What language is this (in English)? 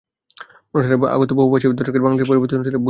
Bangla